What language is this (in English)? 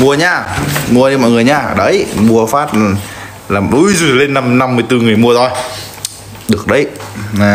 Vietnamese